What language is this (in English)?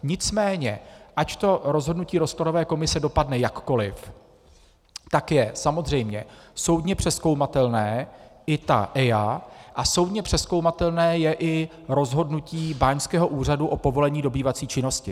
Czech